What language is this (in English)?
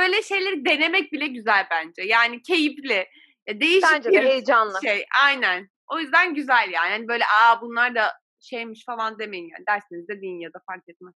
Turkish